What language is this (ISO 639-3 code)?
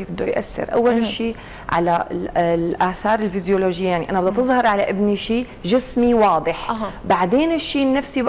ara